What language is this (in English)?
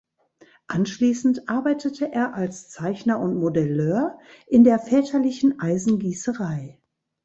German